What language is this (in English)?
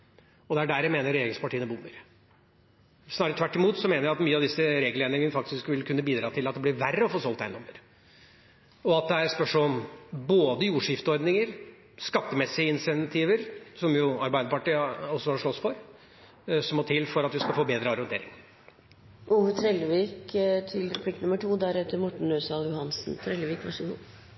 Norwegian